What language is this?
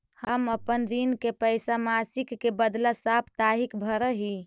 Magahi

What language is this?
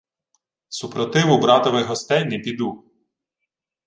Ukrainian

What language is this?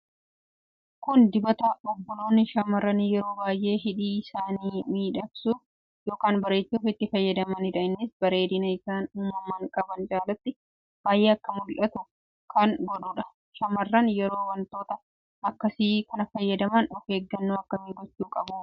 Oromo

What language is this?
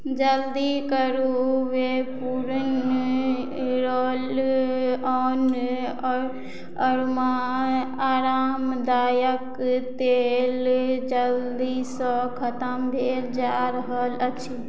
Maithili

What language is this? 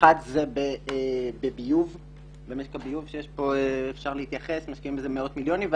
Hebrew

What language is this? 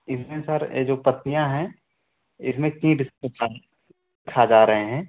Hindi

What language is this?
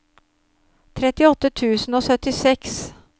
Norwegian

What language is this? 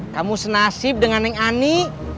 Indonesian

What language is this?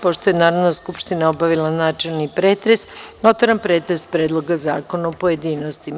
Serbian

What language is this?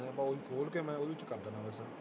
Punjabi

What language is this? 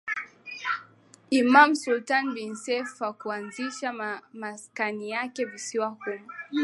Swahili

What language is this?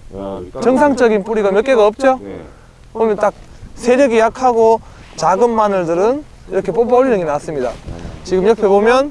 Korean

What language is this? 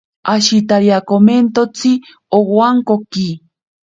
Ashéninka Perené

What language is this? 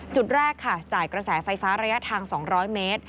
Thai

